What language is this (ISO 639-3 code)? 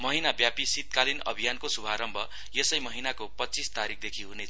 nep